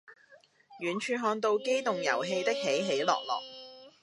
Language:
Cantonese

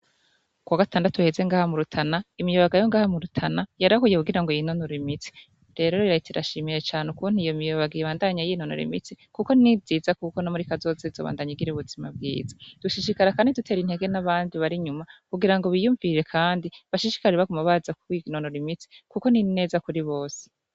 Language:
Rundi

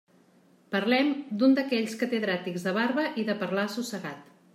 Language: Catalan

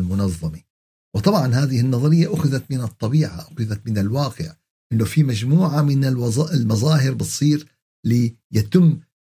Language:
Arabic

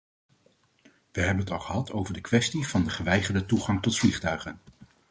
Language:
Dutch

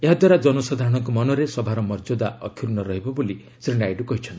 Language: Odia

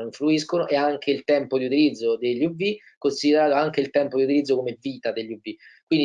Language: Italian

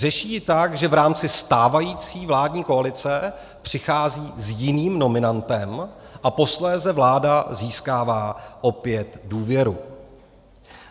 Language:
Czech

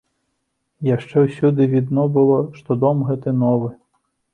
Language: Belarusian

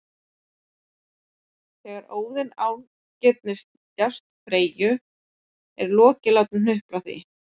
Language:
Icelandic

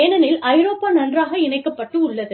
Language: Tamil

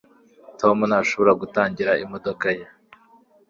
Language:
Kinyarwanda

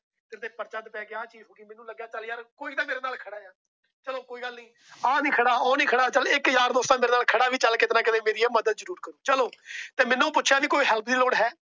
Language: Punjabi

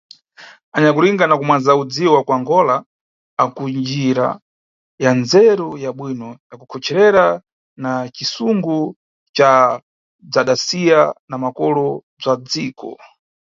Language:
Nyungwe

